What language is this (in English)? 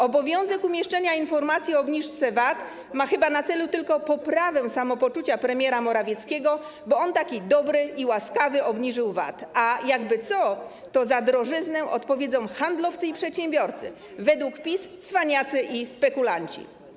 Polish